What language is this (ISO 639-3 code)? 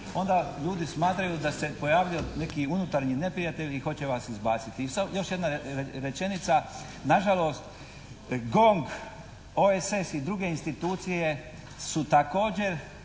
hrv